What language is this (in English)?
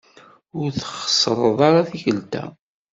Kabyle